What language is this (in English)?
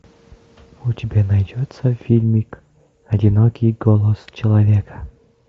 Russian